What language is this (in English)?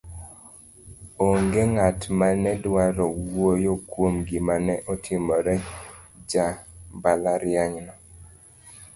Luo (Kenya and Tanzania)